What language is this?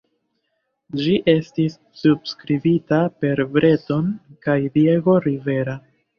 Esperanto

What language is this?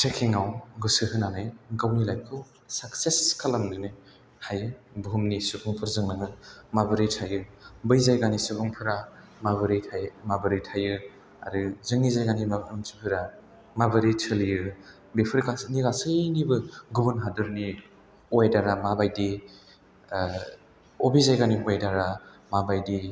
Bodo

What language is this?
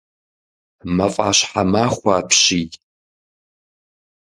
Kabardian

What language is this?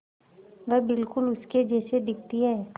Hindi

